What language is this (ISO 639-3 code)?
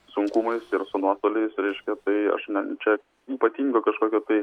lit